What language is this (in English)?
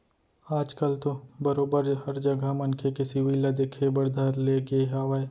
Chhattisgarhi